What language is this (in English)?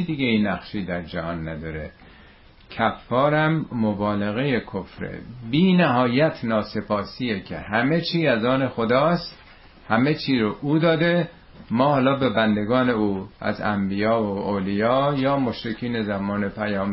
Persian